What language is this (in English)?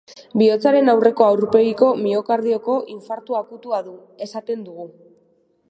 Basque